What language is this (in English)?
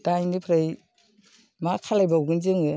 Bodo